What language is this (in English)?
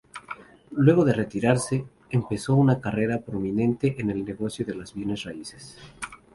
Spanish